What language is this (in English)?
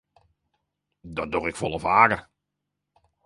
Western Frisian